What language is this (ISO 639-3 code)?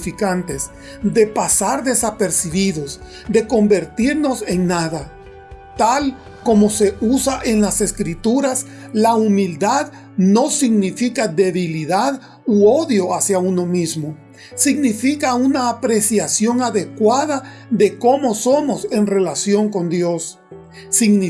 spa